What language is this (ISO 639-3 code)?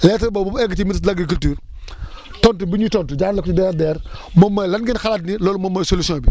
wol